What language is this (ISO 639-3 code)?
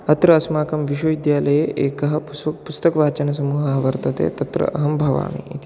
san